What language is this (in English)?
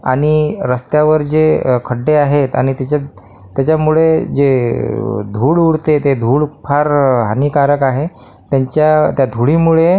Marathi